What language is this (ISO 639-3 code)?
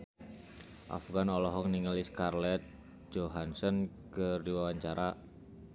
sun